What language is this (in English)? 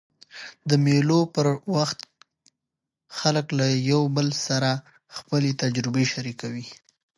Pashto